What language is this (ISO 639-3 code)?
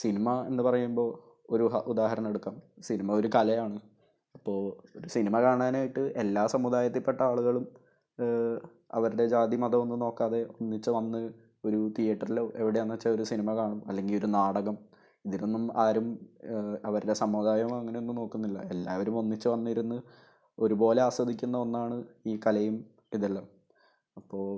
mal